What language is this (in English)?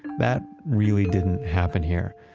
English